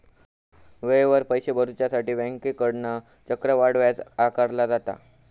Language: Marathi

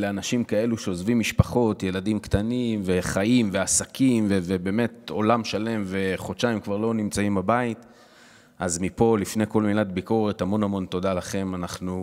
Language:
Hebrew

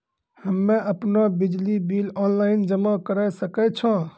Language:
Maithili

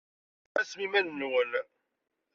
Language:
Kabyle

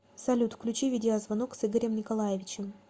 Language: Russian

